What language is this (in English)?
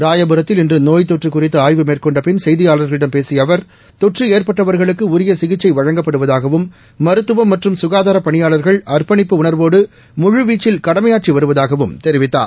Tamil